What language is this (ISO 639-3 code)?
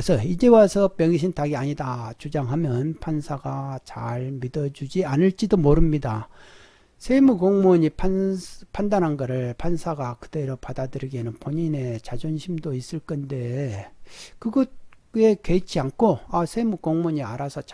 kor